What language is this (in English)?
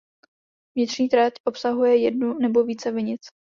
Czech